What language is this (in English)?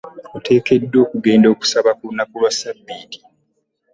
Ganda